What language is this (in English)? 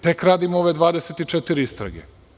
Serbian